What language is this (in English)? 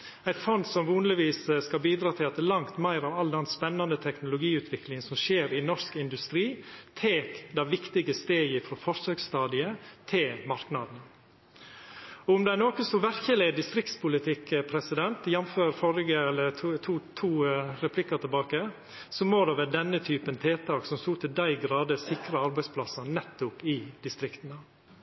Norwegian Nynorsk